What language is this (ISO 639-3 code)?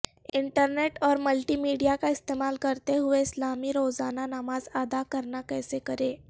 urd